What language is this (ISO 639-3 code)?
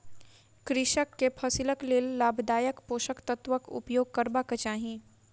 mai